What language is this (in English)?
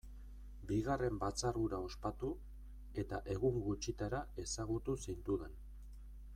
Basque